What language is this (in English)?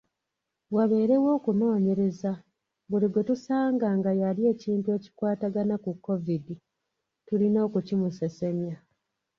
Ganda